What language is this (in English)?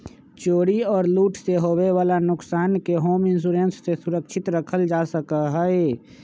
Magahi